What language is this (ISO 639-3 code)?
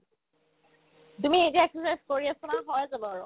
asm